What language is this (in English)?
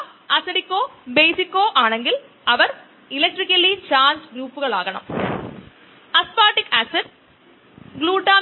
Malayalam